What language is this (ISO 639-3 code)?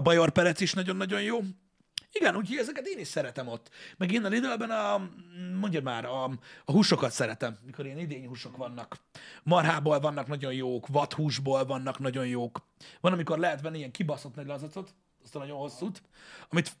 hun